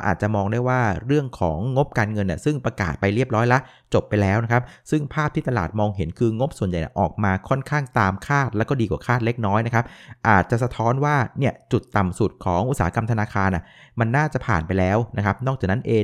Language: Thai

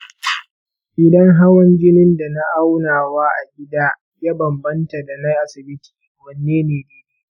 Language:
Hausa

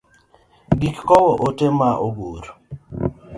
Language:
Luo (Kenya and Tanzania)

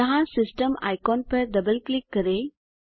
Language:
Hindi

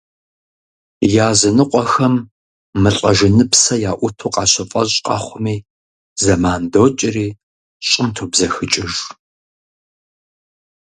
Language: Kabardian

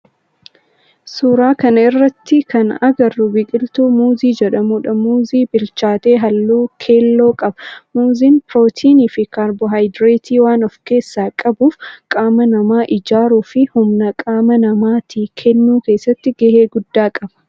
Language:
Oromo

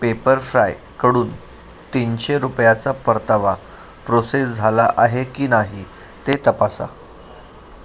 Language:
Marathi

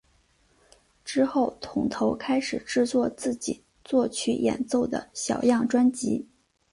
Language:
Chinese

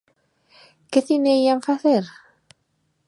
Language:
Galician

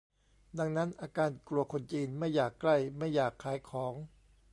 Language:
Thai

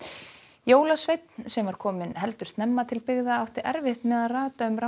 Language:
Icelandic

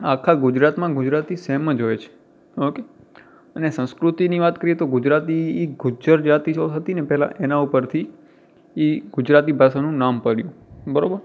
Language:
Gujarati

